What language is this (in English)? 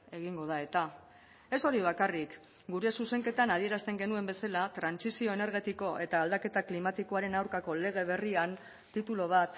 Basque